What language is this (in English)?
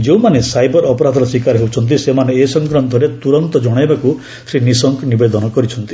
Odia